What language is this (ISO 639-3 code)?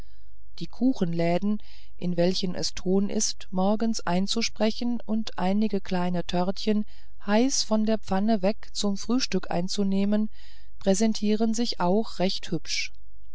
deu